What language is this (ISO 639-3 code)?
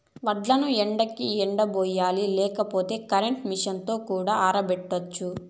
tel